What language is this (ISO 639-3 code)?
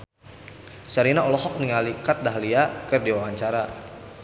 sun